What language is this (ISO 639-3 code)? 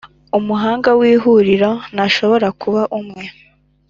kin